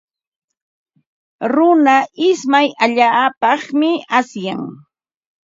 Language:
Ambo-Pasco Quechua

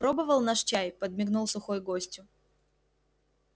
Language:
Russian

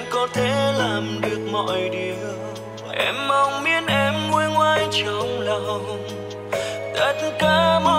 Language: Vietnamese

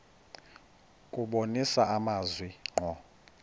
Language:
Xhosa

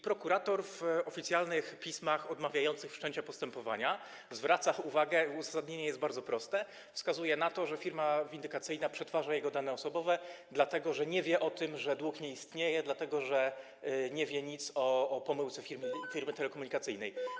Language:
Polish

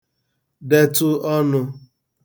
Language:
Igbo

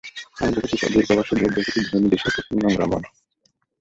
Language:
Bangla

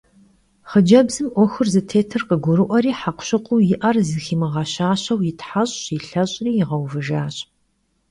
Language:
Kabardian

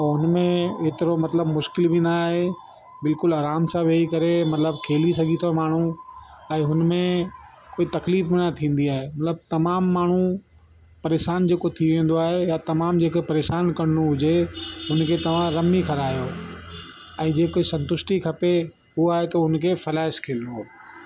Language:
Sindhi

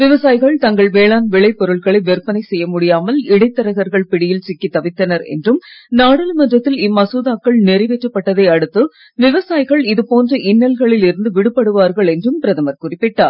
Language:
Tamil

